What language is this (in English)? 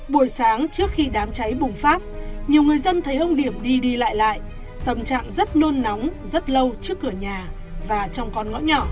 Vietnamese